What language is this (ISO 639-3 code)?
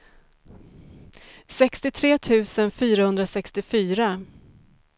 swe